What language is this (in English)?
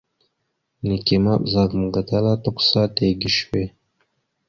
Mada (Cameroon)